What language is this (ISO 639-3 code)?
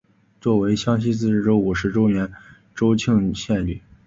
zho